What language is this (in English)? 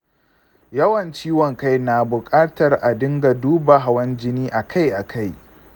Hausa